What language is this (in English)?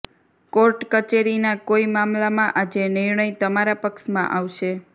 Gujarati